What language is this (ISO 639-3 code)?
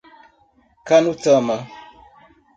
por